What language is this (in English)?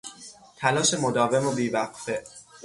Persian